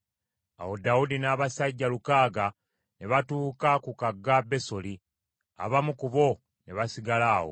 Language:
Ganda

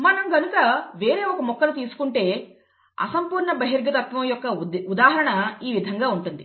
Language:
Telugu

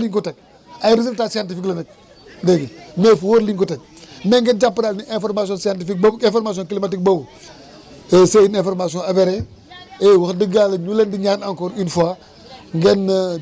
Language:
Wolof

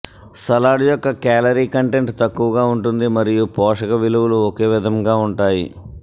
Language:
Telugu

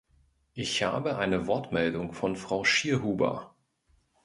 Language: German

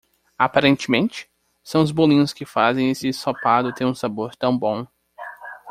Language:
Portuguese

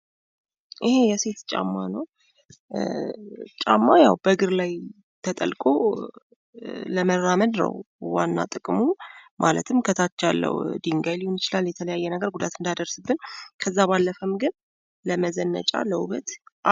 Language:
Amharic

